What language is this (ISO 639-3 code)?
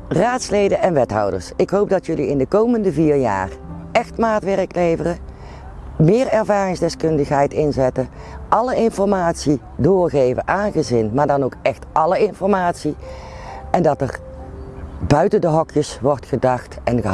nld